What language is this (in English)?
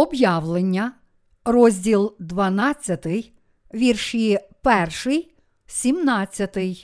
Ukrainian